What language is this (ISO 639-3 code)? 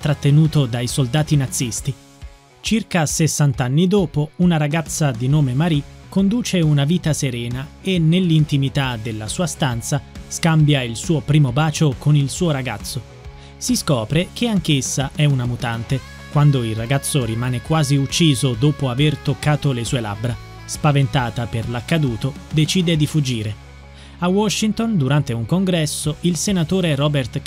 ita